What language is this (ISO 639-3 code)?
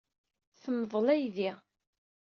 kab